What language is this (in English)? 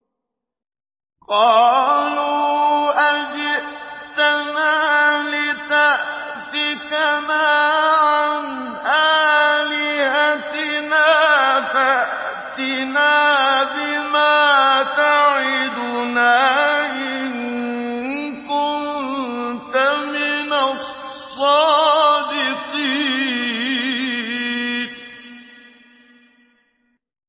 Arabic